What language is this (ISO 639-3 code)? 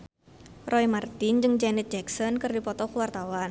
sun